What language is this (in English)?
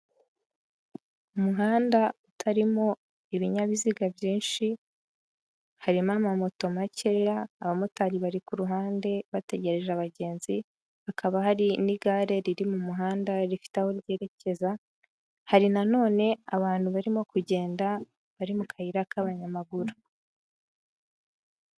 Kinyarwanda